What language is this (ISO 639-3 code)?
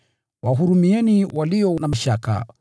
swa